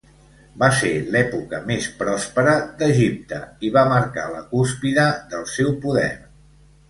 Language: Catalan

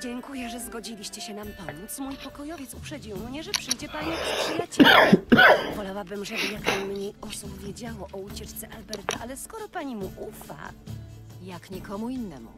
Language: Polish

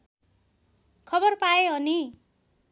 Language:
Nepali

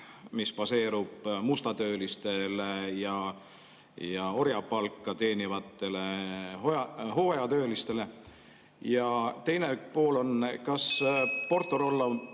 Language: Estonian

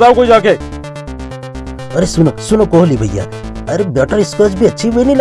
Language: Hindi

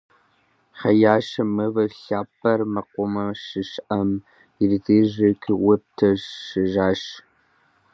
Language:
Kabardian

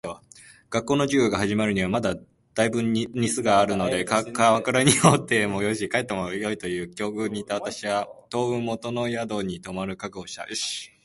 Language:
Japanese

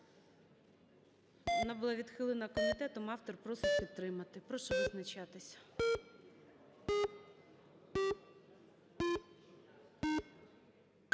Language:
Ukrainian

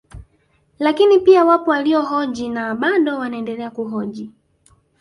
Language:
Swahili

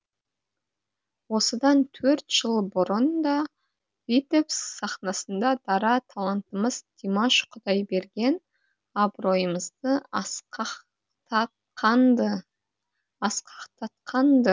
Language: Kazakh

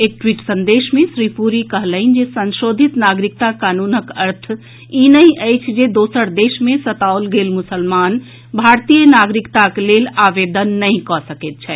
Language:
Maithili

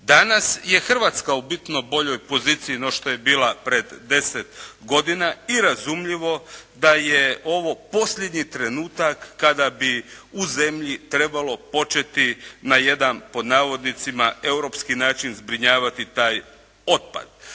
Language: Croatian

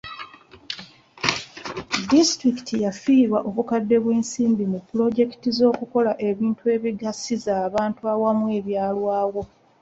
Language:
Ganda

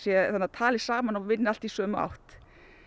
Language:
Icelandic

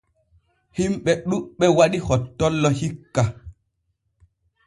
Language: Borgu Fulfulde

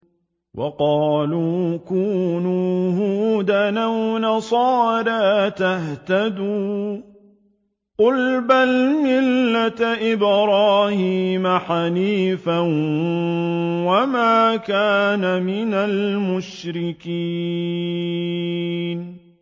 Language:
Arabic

